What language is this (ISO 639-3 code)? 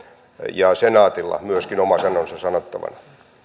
fin